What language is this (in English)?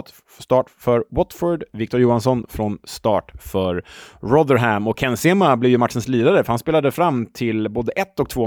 Swedish